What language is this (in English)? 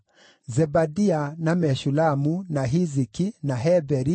Kikuyu